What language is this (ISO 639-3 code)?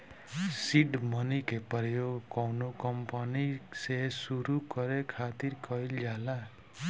bho